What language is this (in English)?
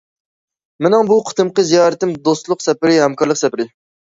Uyghur